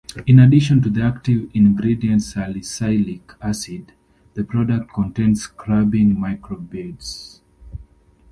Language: English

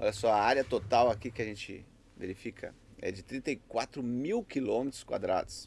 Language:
Portuguese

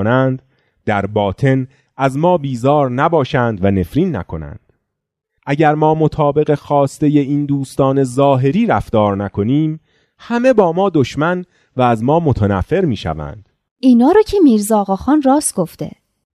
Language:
Persian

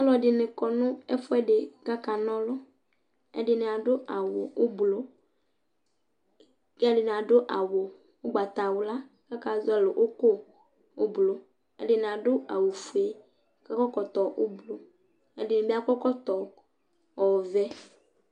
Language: Ikposo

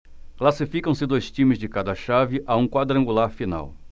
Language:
Portuguese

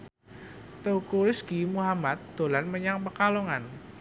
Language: Javanese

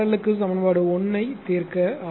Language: Tamil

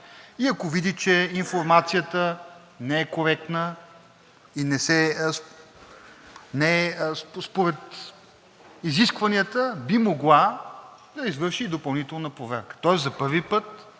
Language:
Bulgarian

